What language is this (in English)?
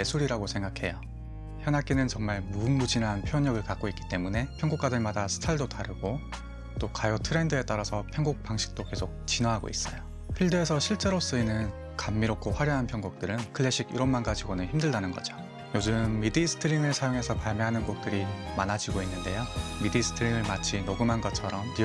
Korean